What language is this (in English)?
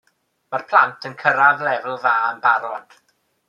Welsh